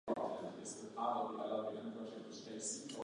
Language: Italian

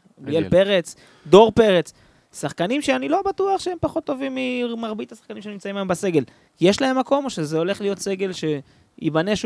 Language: Hebrew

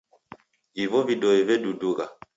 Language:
Taita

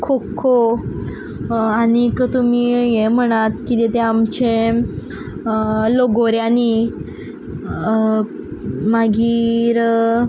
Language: Konkani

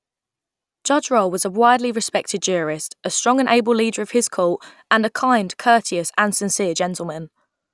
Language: English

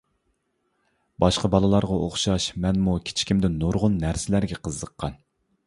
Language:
Uyghur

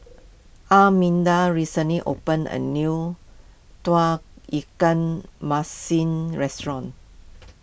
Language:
English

